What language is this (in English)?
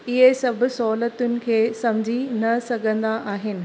Sindhi